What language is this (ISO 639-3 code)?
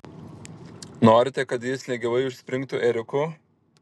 lit